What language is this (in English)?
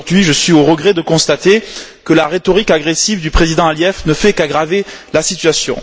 French